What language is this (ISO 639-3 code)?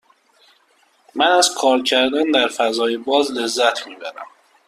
fas